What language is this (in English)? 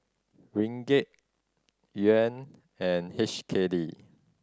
English